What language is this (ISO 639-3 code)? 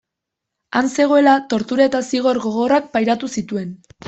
eus